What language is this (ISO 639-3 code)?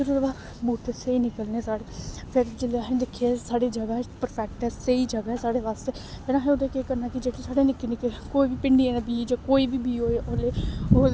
doi